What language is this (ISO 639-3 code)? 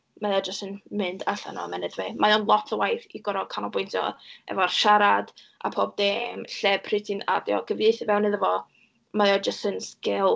cym